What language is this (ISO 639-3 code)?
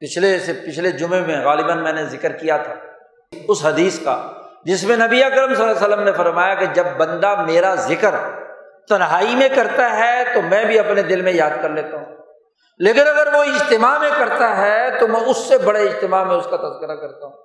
urd